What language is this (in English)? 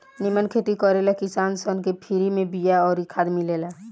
Bhojpuri